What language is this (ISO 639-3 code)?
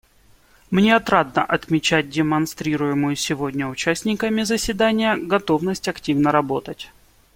rus